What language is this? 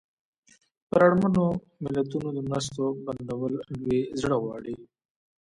Pashto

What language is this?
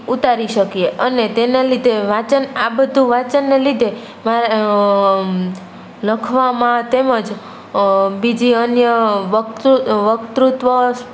Gujarati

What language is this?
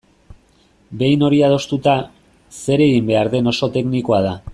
Basque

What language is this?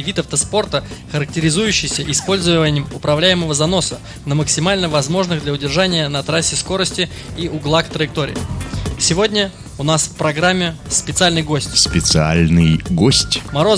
Russian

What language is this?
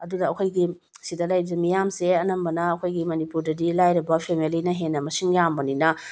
Manipuri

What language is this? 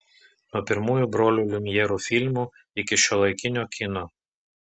Lithuanian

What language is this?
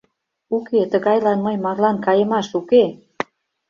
Mari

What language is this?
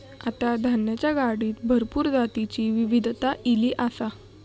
Marathi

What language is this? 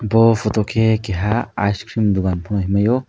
Kok Borok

